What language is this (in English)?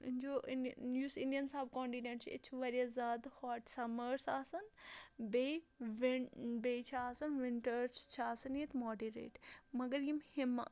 Kashmiri